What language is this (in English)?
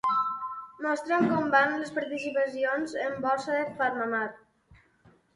Catalan